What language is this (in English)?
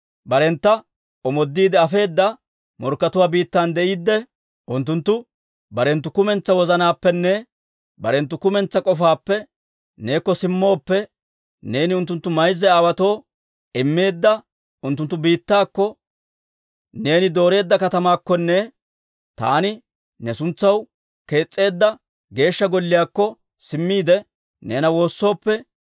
Dawro